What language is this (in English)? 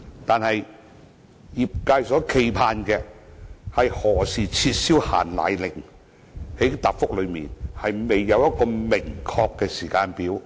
Cantonese